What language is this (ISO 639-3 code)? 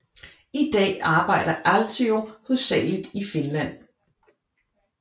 dan